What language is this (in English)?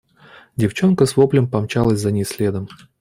Russian